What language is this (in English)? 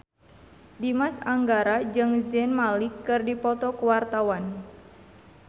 Sundanese